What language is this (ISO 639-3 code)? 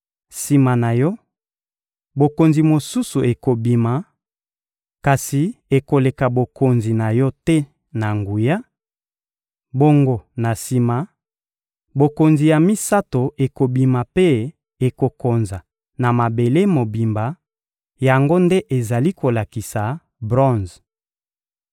lin